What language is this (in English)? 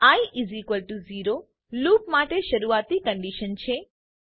Gujarati